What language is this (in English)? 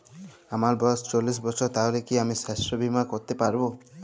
Bangla